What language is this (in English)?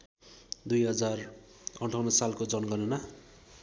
Nepali